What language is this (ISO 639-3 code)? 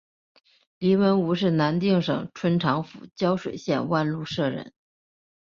zho